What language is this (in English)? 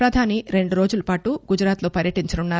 Telugu